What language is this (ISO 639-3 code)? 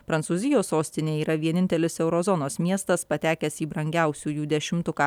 lit